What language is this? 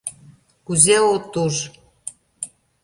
Mari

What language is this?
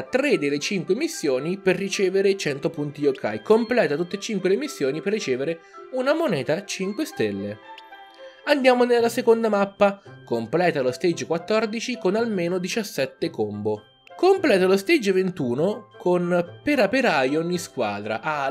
Italian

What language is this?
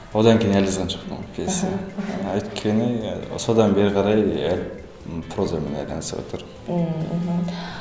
Kazakh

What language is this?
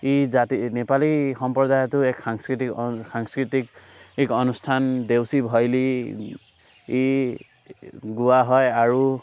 Assamese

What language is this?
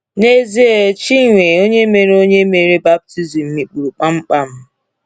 Igbo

